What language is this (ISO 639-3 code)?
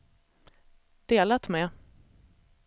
swe